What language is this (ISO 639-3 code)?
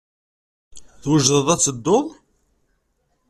kab